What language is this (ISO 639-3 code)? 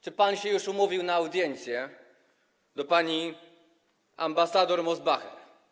pol